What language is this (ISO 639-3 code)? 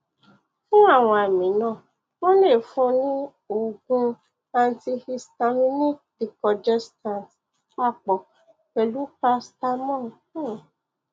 yor